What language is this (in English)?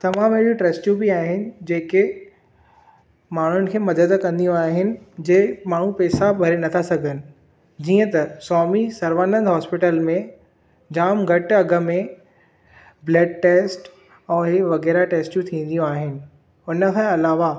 Sindhi